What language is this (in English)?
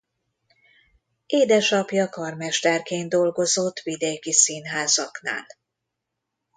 Hungarian